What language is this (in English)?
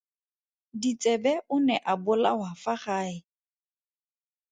Tswana